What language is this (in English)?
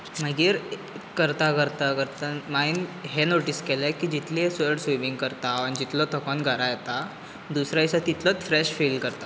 Konkani